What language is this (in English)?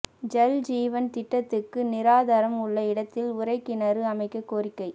Tamil